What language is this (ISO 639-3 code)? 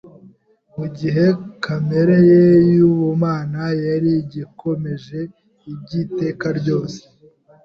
kin